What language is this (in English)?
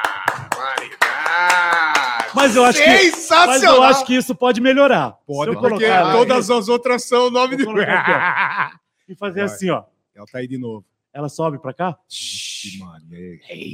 Portuguese